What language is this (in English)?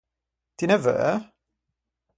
Ligurian